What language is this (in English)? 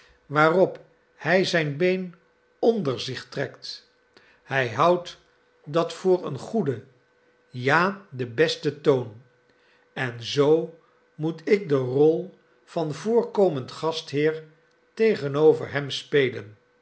Dutch